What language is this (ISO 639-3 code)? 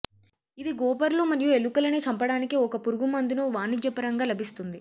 tel